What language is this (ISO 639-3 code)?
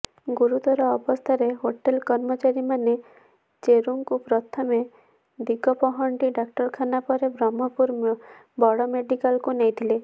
ori